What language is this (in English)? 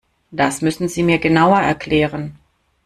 German